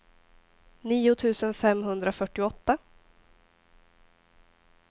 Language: Swedish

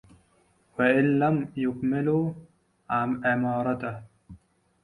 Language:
Arabic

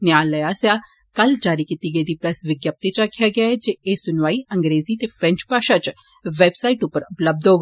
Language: Dogri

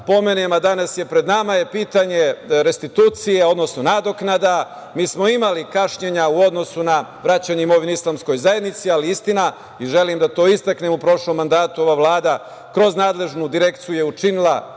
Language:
Serbian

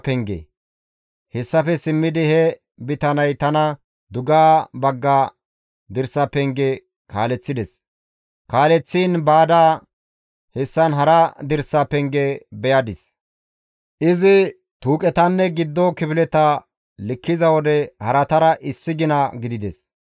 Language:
Gamo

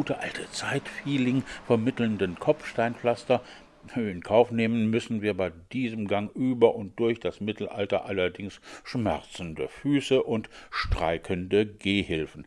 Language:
German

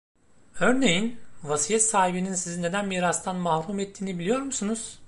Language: Turkish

